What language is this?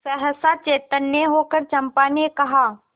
Hindi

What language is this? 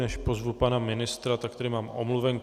Czech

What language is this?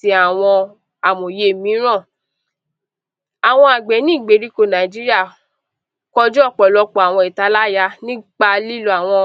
Yoruba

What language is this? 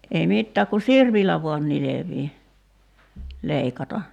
Finnish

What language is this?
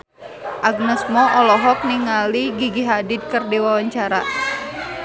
Sundanese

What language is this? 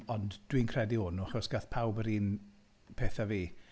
Welsh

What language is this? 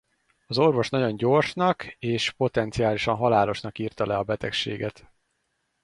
Hungarian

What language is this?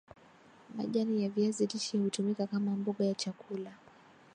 Swahili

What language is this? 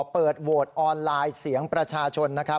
Thai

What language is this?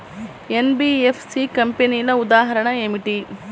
Telugu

